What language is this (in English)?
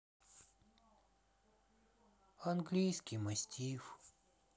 Russian